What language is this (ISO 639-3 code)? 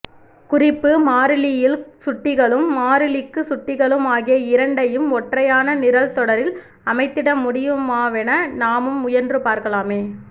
tam